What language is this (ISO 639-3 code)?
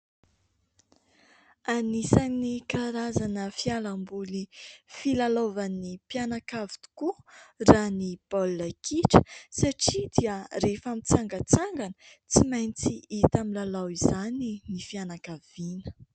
mlg